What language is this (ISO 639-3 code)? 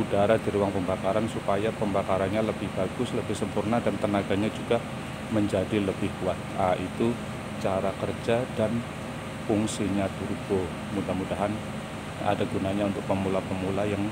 ind